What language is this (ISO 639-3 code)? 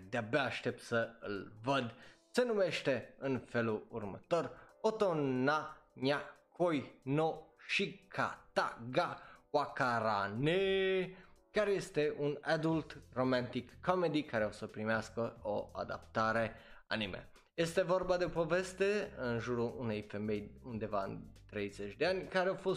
ron